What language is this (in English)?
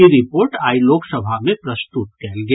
Maithili